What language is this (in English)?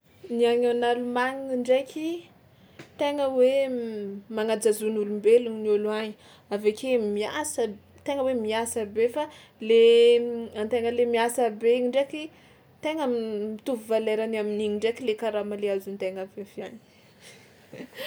Tsimihety Malagasy